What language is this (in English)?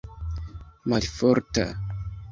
Esperanto